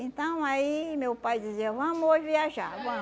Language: Portuguese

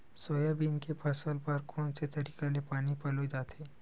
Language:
Chhattisgarhi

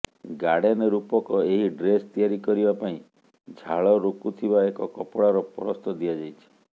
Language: Odia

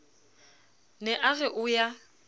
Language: Southern Sotho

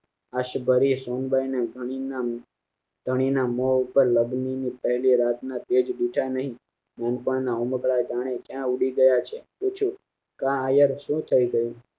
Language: Gujarati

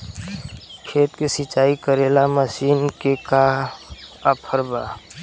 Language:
Bhojpuri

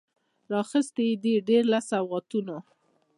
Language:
Pashto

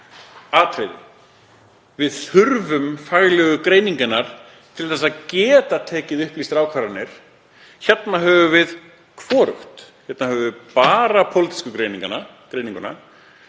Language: Icelandic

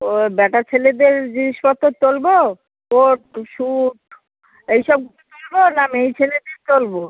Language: Bangla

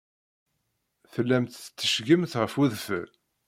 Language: Kabyle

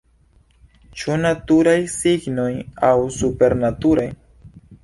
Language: Esperanto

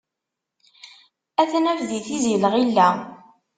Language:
Kabyle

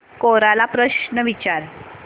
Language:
Marathi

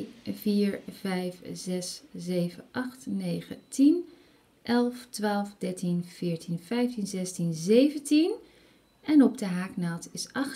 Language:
Dutch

